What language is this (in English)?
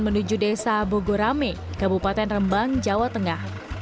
Indonesian